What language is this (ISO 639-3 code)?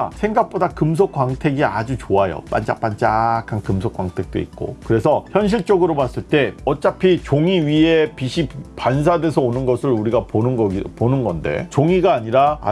kor